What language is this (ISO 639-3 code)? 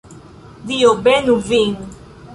epo